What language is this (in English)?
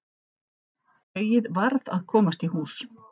Icelandic